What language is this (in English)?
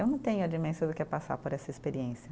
Portuguese